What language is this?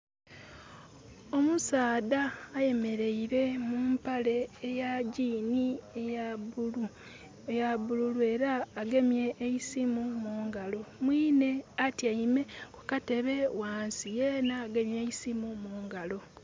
Soga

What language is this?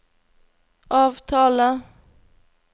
Norwegian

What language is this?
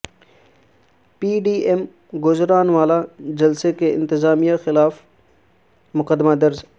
Urdu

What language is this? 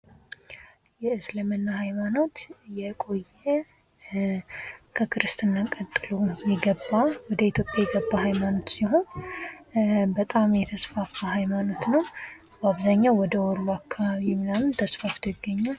Amharic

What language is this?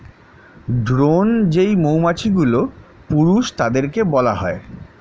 Bangla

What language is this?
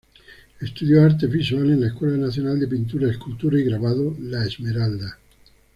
Spanish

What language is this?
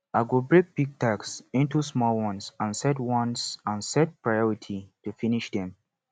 Nigerian Pidgin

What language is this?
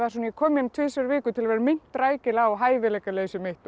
Icelandic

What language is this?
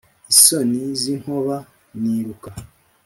Kinyarwanda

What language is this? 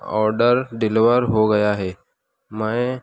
Urdu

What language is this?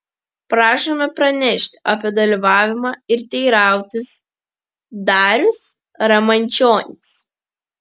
Lithuanian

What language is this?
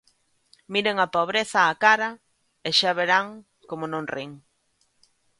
Galician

